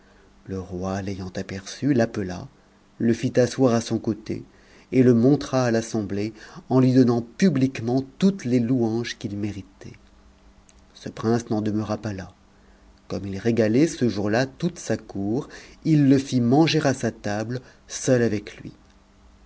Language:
French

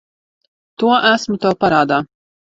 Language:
Latvian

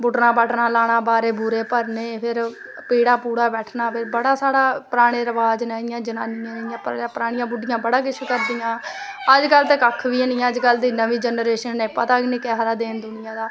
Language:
Dogri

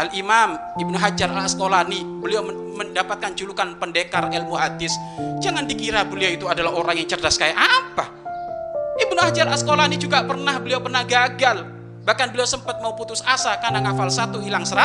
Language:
Indonesian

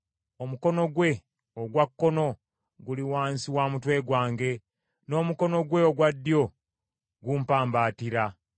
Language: Ganda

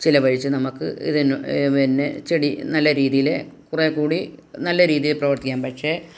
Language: Malayalam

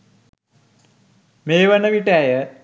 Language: Sinhala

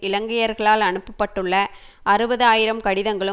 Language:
Tamil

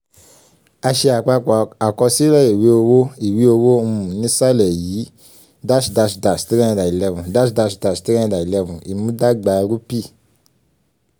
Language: Yoruba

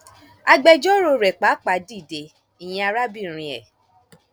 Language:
Yoruba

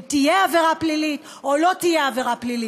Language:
Hebrew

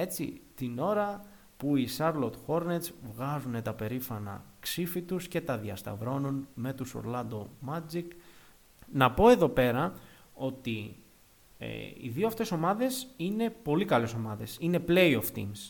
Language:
Greek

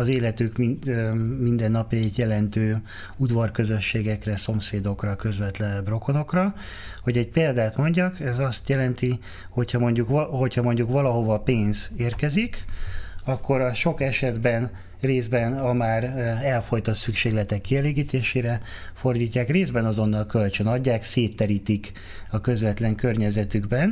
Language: Hungarian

